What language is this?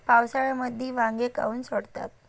Marathi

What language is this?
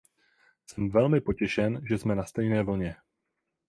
Czech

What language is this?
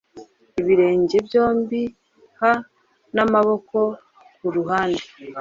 Kinyarwanda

